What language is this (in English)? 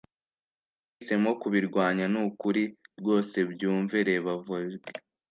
Kinyarwanda